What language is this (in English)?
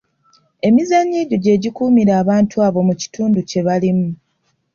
Ganda